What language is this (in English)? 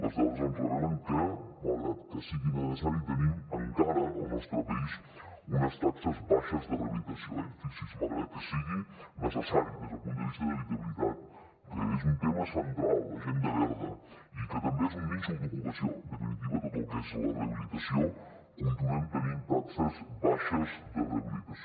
Catalan